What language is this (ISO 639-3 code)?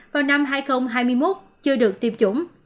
vie